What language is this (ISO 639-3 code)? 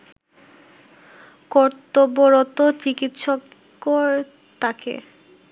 ben